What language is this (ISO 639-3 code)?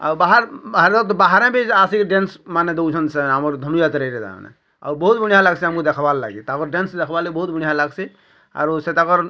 ori